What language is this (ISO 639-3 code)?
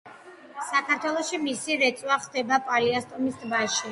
kat